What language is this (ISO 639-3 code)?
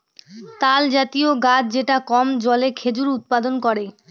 ben